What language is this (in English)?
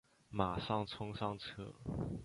Chinese